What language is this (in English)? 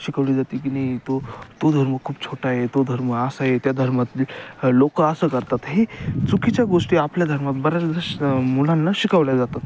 Marathi